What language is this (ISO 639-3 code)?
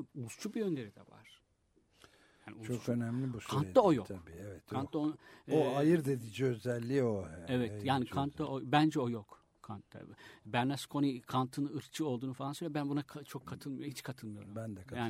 tur